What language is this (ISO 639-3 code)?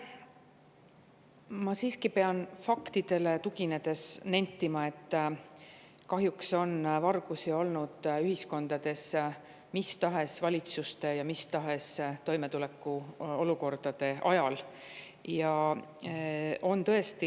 est